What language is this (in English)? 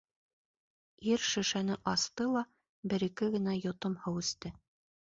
Bashkir